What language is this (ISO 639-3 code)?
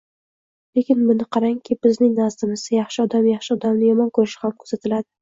uzb